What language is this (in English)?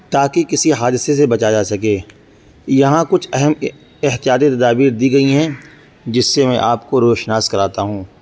Urdu